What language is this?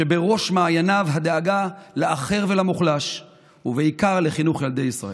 Hebrew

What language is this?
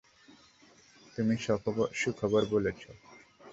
Bangla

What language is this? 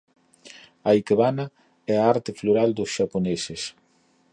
Galician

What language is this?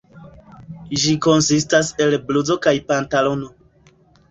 Esperanto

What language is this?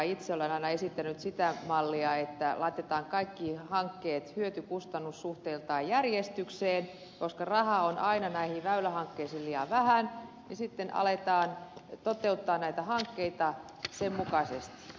Finnish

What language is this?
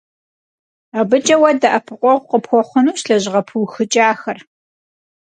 Kabardian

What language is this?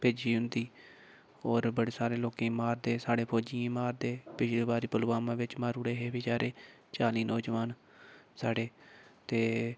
Dogri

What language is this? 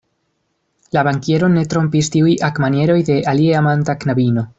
Esperanto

